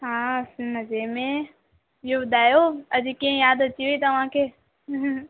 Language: Sindhi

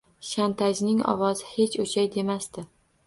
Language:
Uzbek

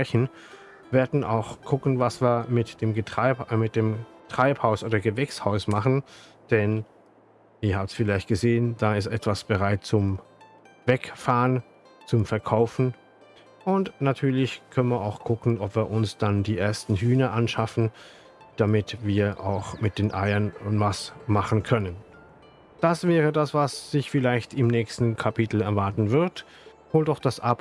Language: German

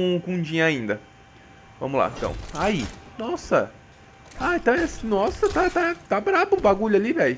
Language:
Portuguese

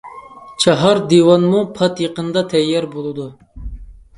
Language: Uyghur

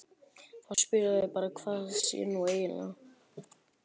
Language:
Icelandic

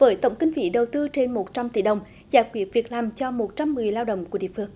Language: Vietnamese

